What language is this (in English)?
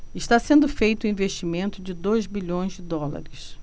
Portuguese